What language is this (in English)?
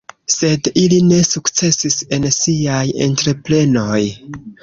Esperanto